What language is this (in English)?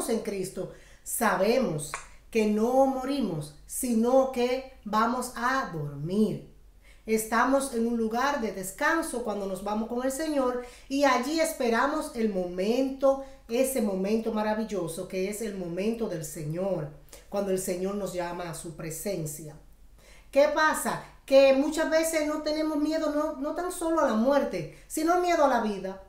Spanish